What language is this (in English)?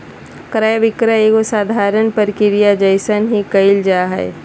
Magahi